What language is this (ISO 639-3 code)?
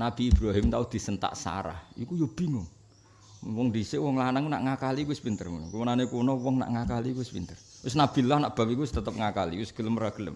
ind